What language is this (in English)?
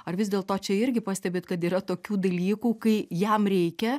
Lithuanian